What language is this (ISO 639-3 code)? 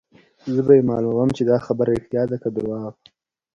pus